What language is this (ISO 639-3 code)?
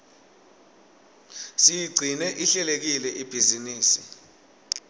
ssw